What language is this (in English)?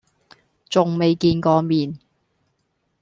Cantonese